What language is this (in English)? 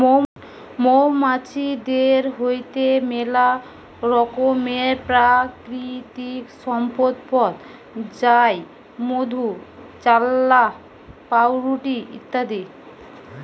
Bangla